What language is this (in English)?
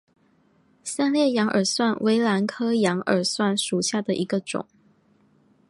Chinese